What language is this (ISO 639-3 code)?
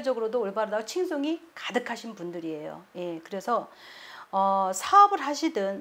kor